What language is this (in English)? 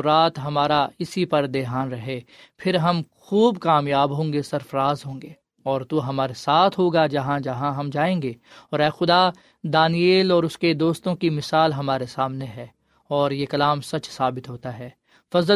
Urdu